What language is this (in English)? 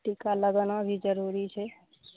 Maithili